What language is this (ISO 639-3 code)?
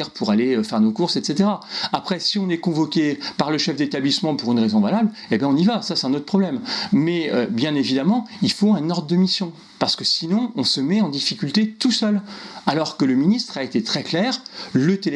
fra